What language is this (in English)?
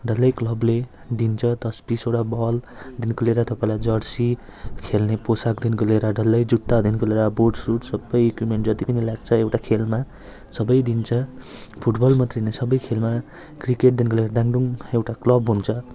Nepali